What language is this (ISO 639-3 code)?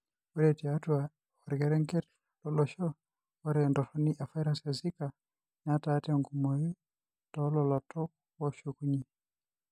mas